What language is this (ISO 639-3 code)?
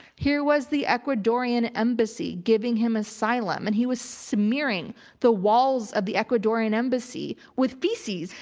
eng